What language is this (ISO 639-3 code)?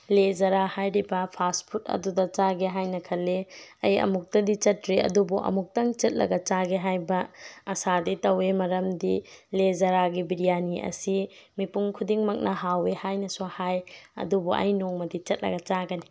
mni